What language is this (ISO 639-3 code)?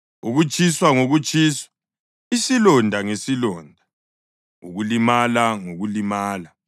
nde